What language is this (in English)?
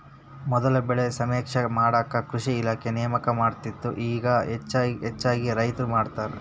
Kannada